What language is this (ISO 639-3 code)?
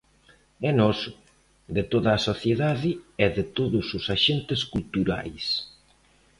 glg